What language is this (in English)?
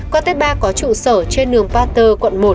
Vietnamese